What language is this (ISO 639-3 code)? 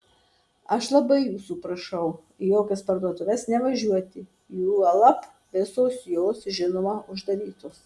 lit